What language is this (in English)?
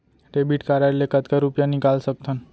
Chhattisgarhi